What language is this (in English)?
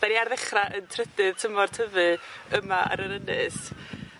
Welsh